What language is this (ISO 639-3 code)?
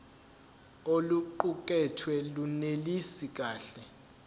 zul